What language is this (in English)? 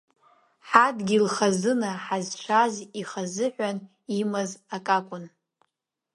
Abkhazian